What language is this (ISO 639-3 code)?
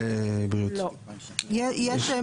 heb